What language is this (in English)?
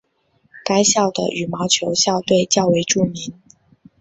Chinese